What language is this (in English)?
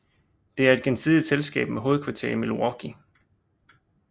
Danish